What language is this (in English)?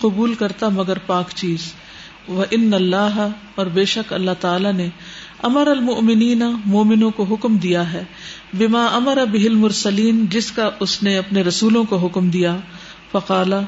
Urdu